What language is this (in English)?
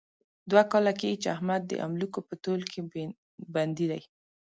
Pashto